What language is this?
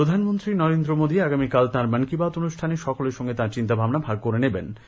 Bangla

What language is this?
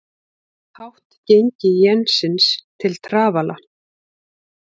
Icelandic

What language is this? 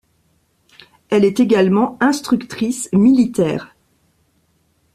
French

